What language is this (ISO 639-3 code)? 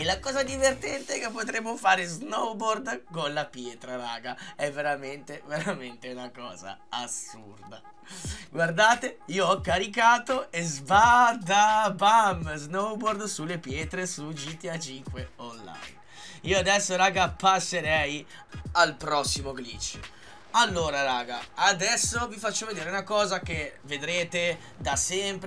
ita